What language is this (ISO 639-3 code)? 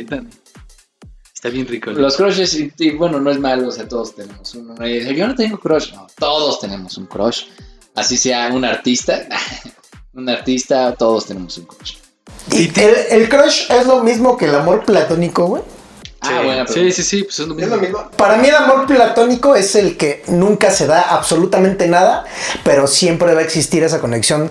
spa